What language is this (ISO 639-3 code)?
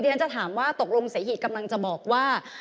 tha